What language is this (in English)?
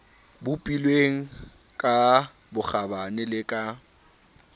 Southern Sotho